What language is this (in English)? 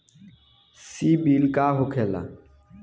Bhojpuri